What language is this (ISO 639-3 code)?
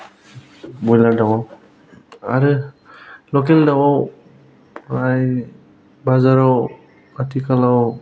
brx